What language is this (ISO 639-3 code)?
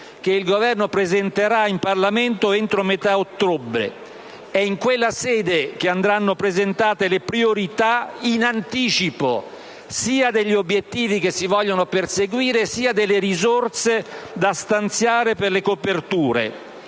ita